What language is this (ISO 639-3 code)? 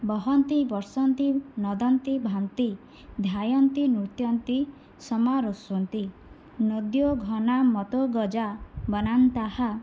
san